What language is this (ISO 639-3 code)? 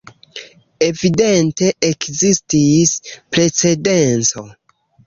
epo